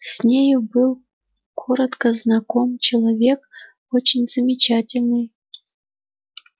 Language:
Russian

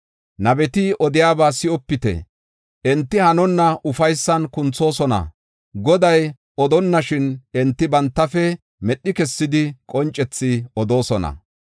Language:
Gofa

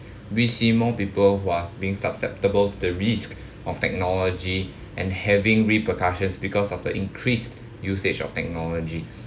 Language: English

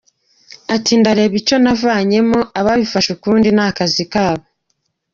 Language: Kinyarwanda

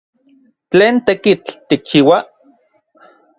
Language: Orizaba Nahuatl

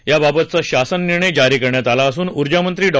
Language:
Marathi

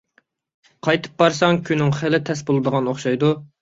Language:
Uyghur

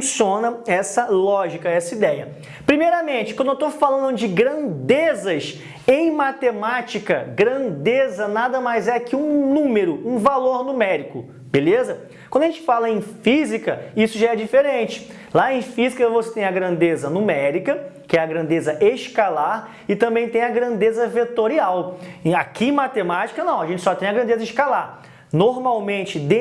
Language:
Portuguese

